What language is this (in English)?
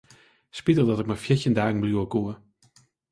Western Frisian